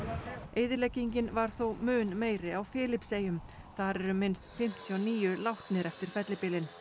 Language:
Icelandic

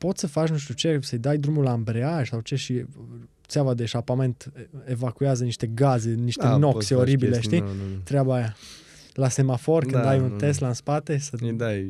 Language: Romanian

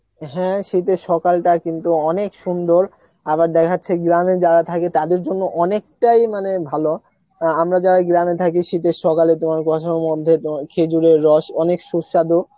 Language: Bangla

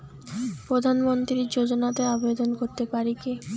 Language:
Bangla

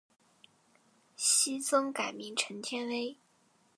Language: Chinese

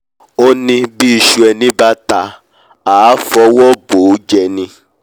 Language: Yoruba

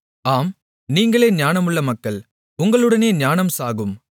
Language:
Tamil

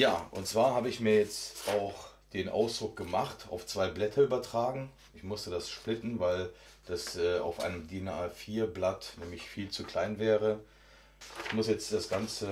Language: German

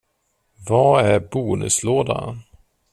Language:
Swedish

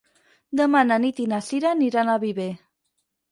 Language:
Catalan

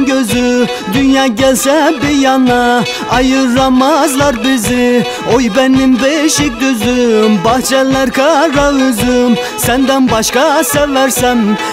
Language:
Turkish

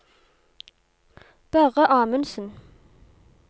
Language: Norwegian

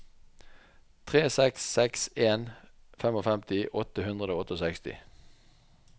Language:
Norwegian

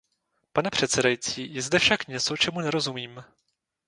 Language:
Czech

